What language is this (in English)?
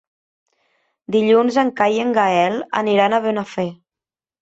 Catalan